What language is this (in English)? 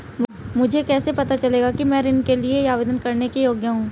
Hindi